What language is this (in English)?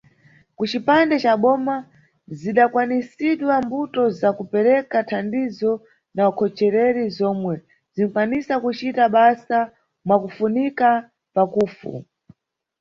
Nyungwe